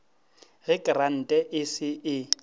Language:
Northern Sotho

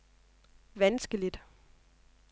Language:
Danish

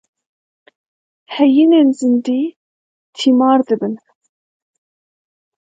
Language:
Kurdish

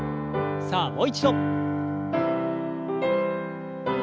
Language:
Japanese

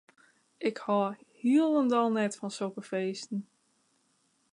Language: Western Frisian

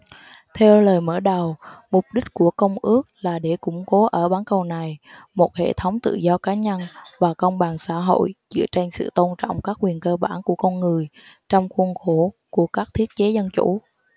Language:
Vietnamese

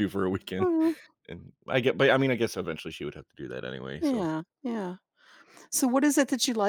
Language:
English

